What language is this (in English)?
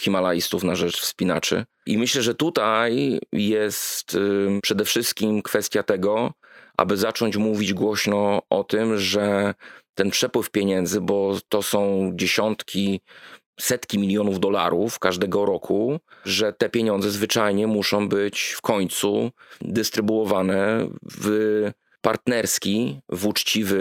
Polish